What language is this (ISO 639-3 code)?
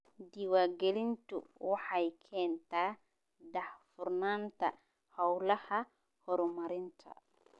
som